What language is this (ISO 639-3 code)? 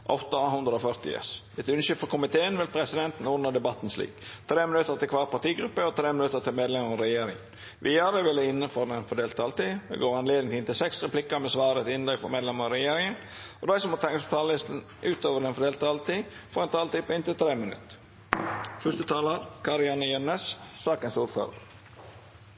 nno